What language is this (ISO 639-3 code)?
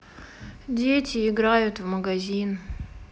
rus